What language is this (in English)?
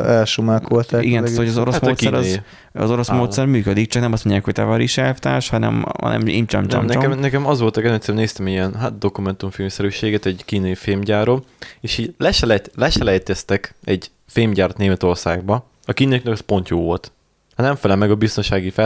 Hungarian